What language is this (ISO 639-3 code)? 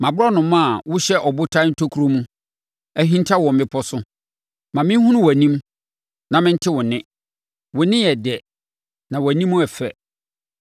aka